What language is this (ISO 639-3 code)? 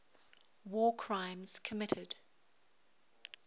eng